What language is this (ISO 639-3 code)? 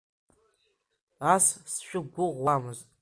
abk